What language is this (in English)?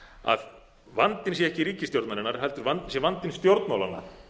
Icelandic